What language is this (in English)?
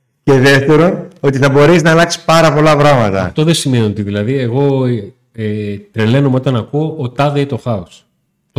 Greek